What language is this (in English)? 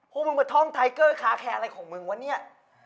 Thai